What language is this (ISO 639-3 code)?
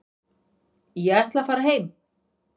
isl